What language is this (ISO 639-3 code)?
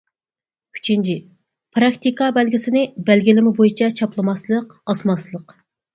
uig